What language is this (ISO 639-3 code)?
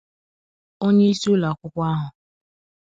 ibo